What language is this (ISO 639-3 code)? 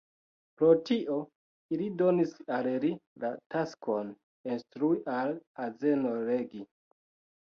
epo